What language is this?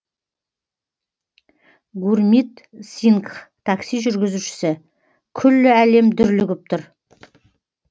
Kazakh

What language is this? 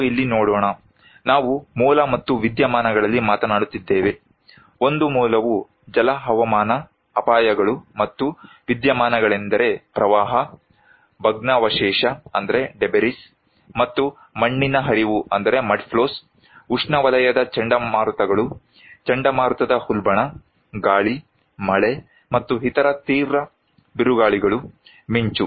Kannada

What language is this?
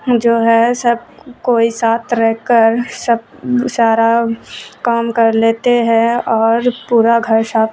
Urdu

